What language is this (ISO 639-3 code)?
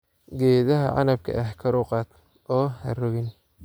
som